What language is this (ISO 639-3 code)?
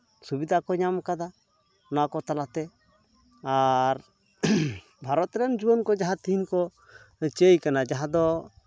sat